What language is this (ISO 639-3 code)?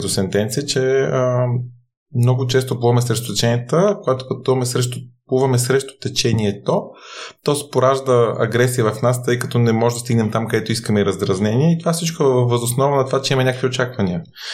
bul